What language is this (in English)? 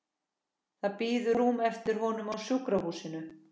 Icelandic